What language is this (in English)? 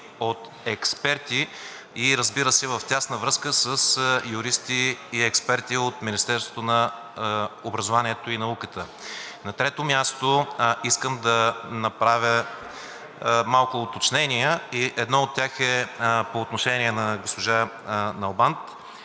Bulgarian